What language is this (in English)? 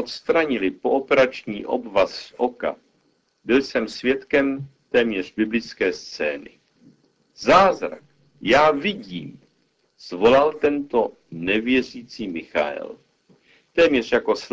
Czech